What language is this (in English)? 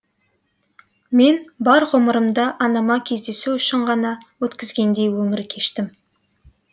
Kazakh